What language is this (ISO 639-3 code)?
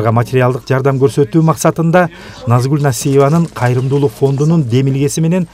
tur